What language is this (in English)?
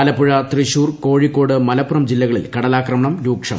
Malayalam